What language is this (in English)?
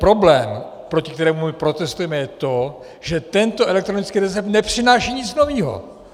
Czech